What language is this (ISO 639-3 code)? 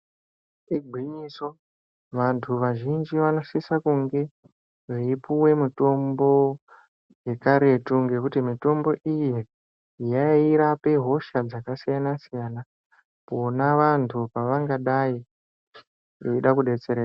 ndc